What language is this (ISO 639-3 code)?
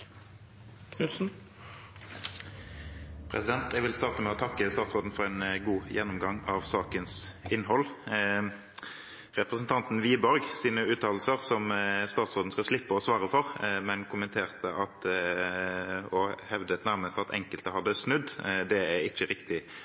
nob